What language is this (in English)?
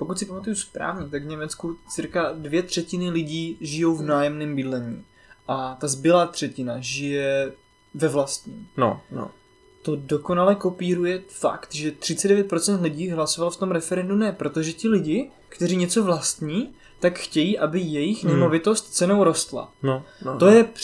Czech